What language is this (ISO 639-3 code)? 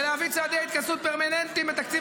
heb